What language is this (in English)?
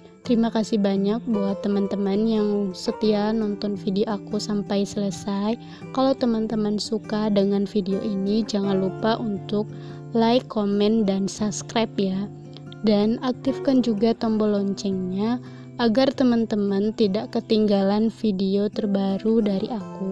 Indonesian